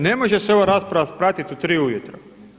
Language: Croatian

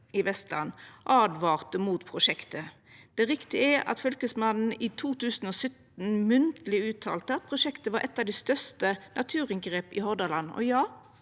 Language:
Norwegian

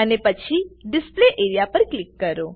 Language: Gujarati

